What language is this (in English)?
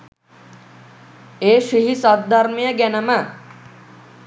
Sinhala